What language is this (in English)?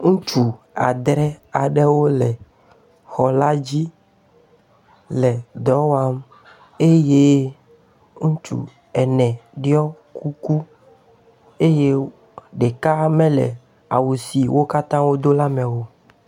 Ewe